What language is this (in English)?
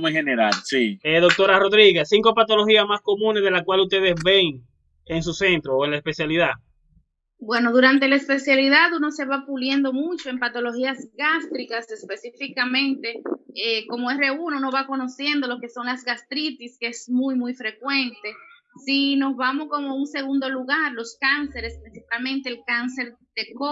Spanish